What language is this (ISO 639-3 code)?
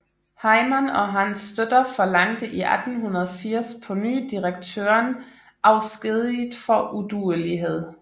dan